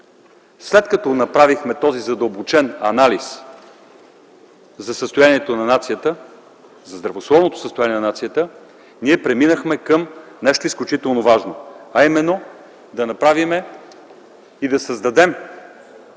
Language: Bulgarian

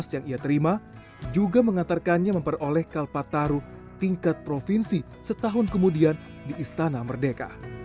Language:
Indonesian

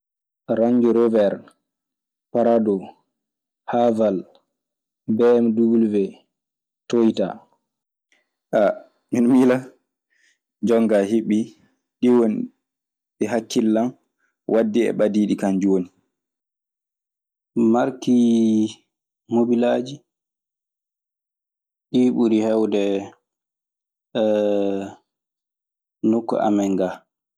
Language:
Maasina Fulfulde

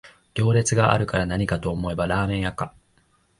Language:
Japanese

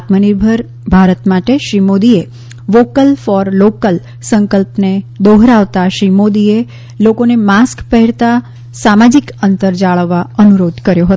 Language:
Gujarati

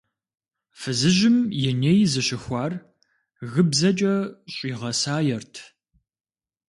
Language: Kabardian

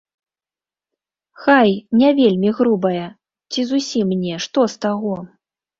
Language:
Belarusian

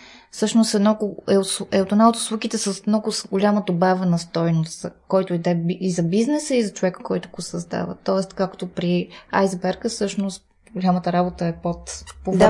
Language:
Bulgarian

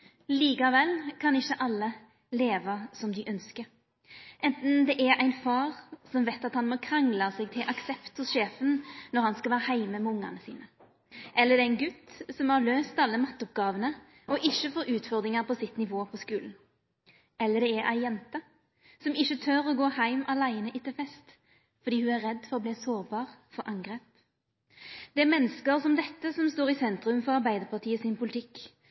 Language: Norwegian Nynorsk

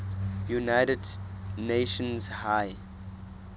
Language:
Southern Sotho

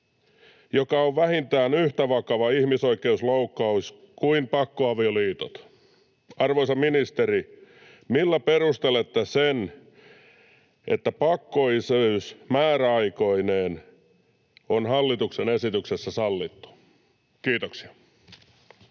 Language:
Finnish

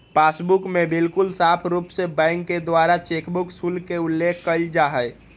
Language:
Magahi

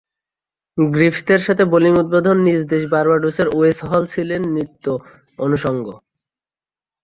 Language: Bangla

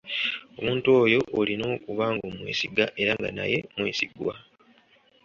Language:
Ganda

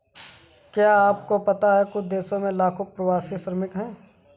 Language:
Hindi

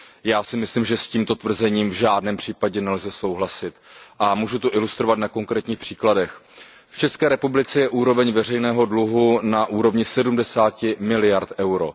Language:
Czech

